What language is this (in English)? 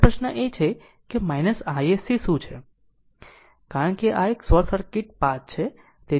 Gujarati